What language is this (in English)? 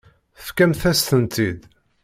Kabyle